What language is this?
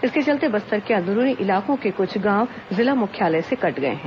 Hindi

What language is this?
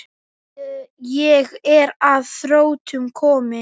Icelandic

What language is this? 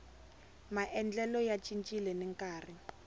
Tsonga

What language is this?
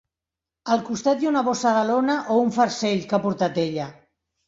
Catalan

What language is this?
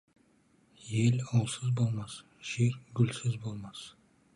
Kazakh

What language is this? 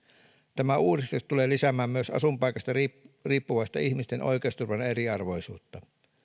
Finnish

